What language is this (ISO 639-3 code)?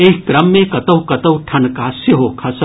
mai